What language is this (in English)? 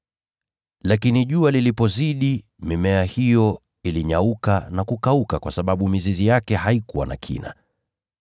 Swahili